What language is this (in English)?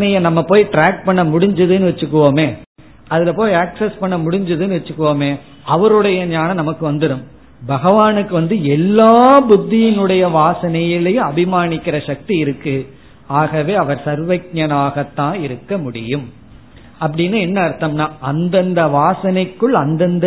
Tamil